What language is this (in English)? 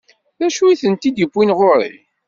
Kabyle